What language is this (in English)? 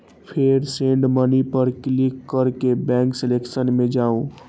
Maithili